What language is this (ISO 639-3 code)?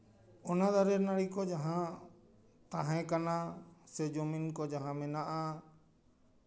sat